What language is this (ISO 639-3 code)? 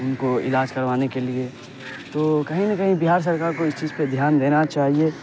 urd